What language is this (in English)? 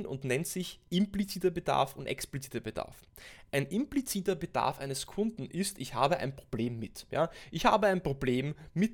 German